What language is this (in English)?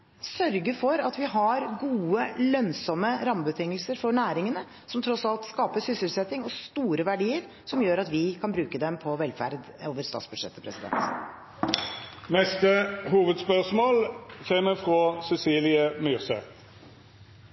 Norwegian